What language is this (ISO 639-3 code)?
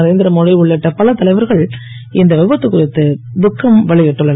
tam